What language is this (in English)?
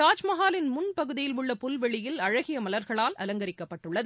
Tamil